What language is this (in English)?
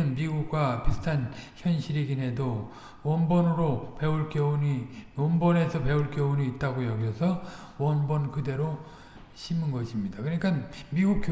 Korean